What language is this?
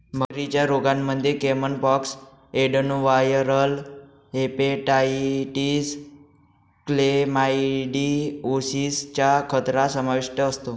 Marathi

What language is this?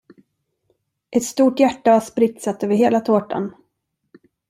Swedish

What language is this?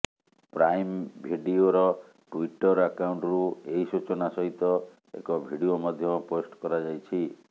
Odia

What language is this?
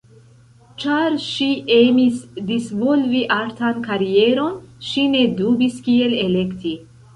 Esperanto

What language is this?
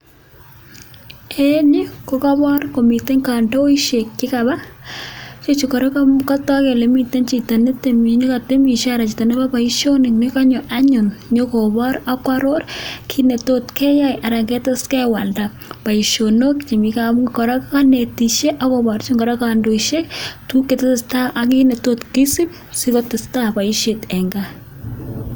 Kalenjin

